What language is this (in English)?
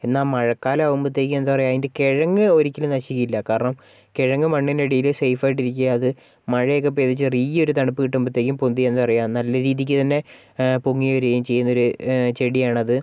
Malayalam